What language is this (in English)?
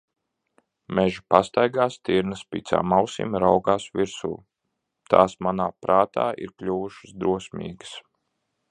Latvian